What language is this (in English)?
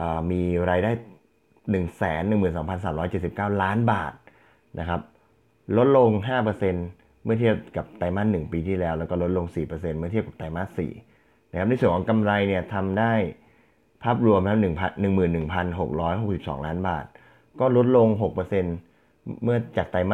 Thai